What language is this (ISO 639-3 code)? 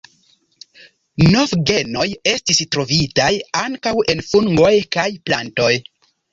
epo